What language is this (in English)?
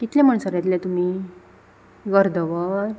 Konkani